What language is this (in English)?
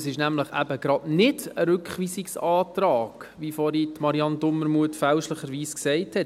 Swiss German